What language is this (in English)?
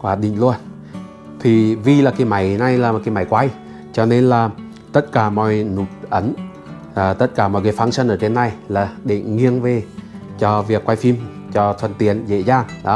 Vietnamese